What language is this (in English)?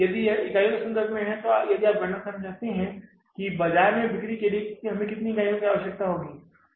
Hindi